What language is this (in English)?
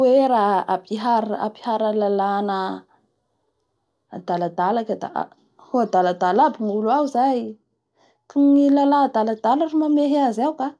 Bara Malagasy